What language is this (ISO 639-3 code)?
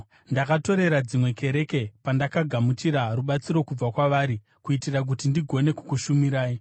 sna